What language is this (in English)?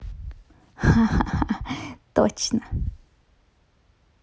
Russian